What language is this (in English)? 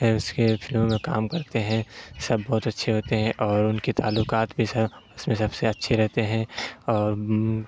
Urdu